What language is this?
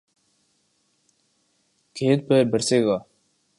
Urdu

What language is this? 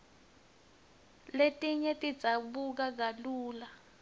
Swati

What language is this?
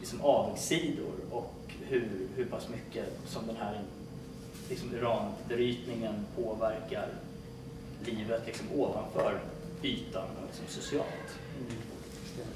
Swedish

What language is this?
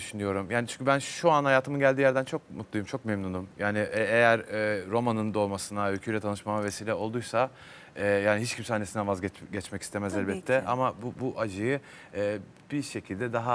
Turkish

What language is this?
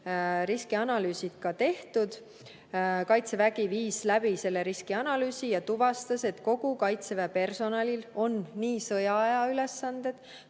Estonian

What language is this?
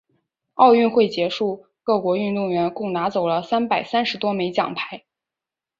Chinese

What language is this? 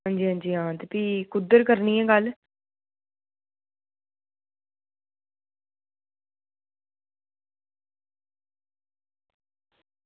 Dogri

